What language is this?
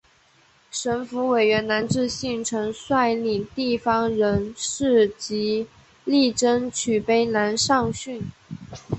Chinese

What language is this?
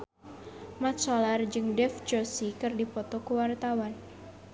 Sundanese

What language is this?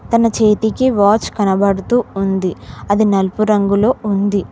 Telugu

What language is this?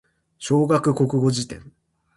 Japanese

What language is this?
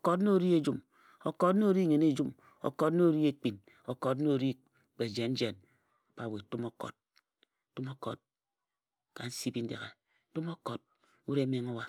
Ejagham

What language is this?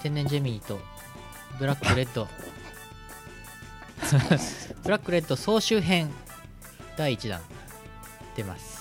Japanese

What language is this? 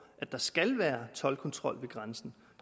Danish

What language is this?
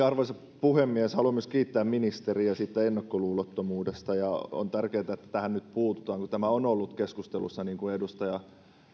Finnish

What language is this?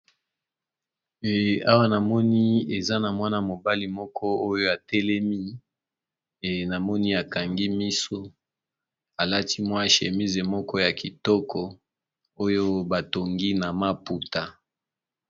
Lingala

